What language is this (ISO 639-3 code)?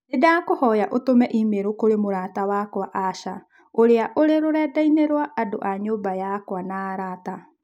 kik